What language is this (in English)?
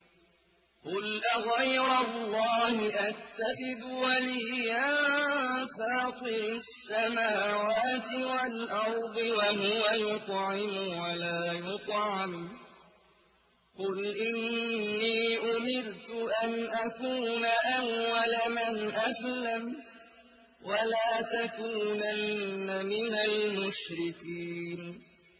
Arabic